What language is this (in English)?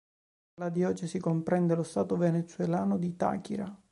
Italian